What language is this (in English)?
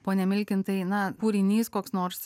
Lithuanian